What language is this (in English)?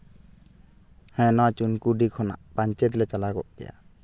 Santali